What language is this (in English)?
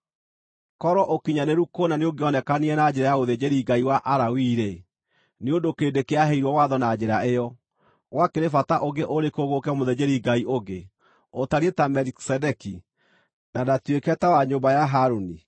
Kikuyu